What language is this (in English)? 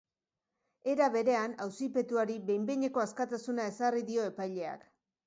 Basque